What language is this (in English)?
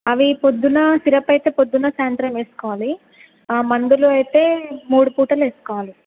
Telugu